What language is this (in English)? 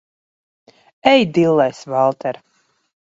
Latvian